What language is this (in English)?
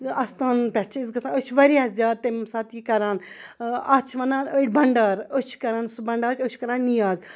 Kashmiri